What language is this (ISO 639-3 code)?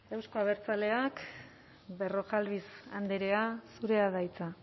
eus